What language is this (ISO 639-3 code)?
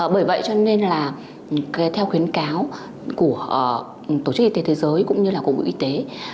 vie